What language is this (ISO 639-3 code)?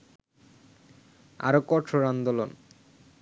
ben